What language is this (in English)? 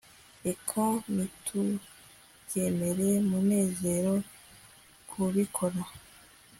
Kinyarwanda